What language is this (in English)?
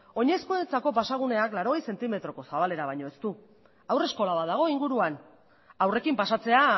Basque